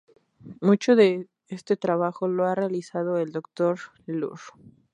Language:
Spanish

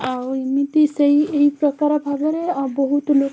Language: Odia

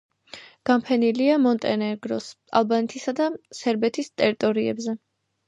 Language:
Georgian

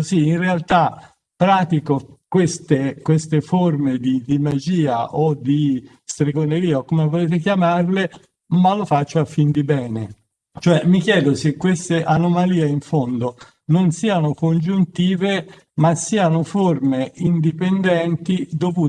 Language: Italian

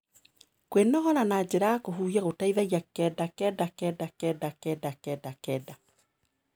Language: Kikuyu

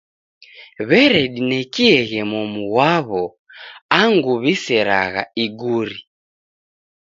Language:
Taita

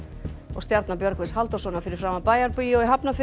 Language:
Icelandic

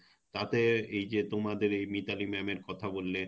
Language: Bangla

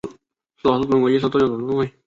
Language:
Chinese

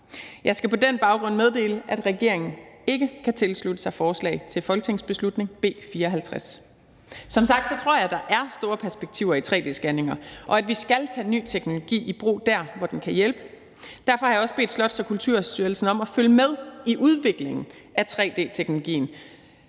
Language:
Danish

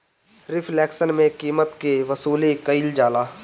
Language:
Bhojpuri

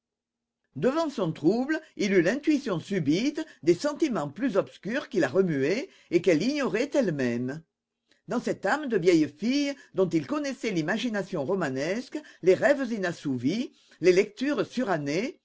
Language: French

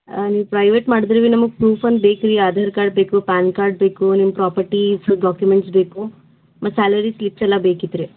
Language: Kannada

